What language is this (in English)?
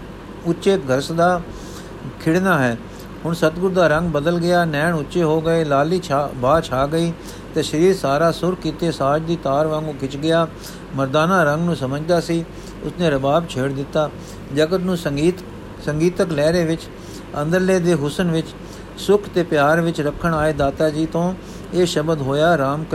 Punjabi